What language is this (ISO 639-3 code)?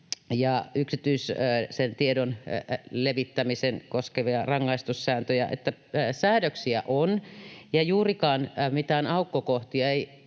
fin